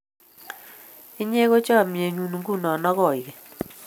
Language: Kalenjin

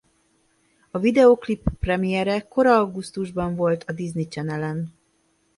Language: Hungarian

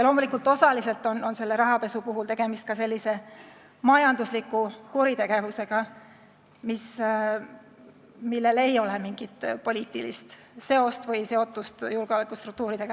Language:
Estonian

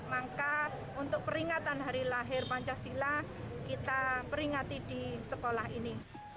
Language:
Indonesian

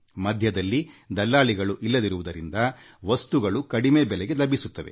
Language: Kannada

